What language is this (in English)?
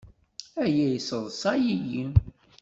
Kabyle